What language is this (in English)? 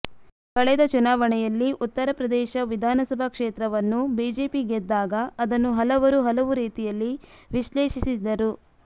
Kannada